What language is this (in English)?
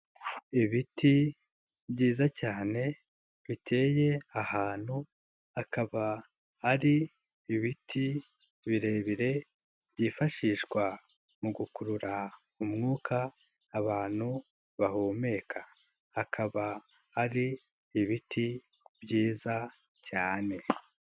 Kinyarwanda